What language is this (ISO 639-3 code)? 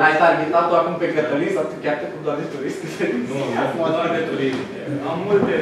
ron